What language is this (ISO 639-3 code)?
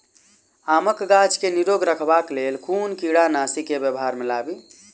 mai